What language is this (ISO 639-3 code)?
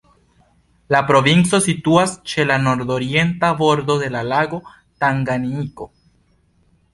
epo